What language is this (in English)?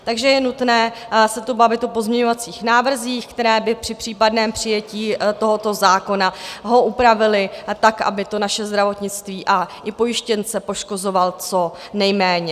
Czech